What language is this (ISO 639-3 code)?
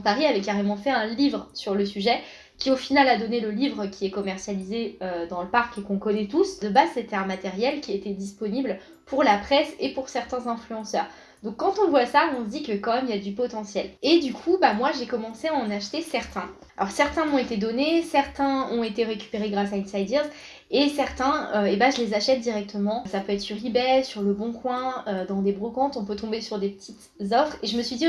fra